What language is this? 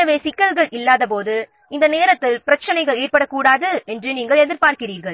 Tamil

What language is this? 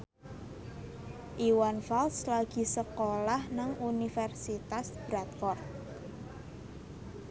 Javanese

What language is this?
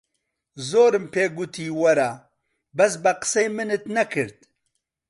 Central Kurdish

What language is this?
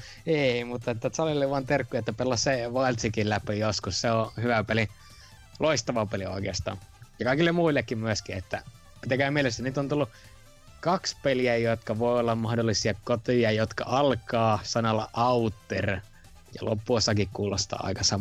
Finnish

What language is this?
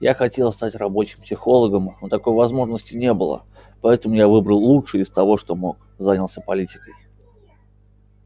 Russian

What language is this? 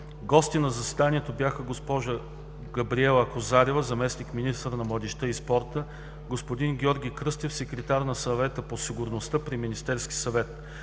Bulgarian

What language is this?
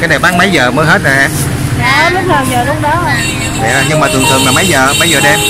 Vietnamese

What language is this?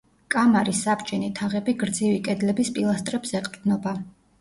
Georgian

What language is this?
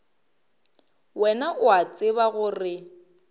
Northern Sotho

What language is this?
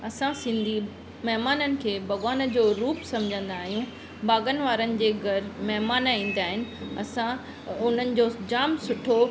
Sindhi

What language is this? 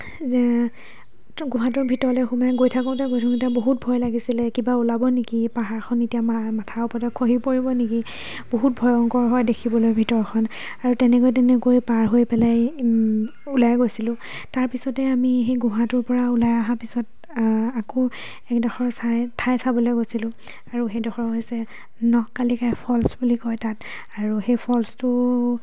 Assamese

